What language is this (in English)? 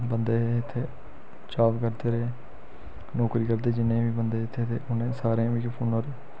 Dogri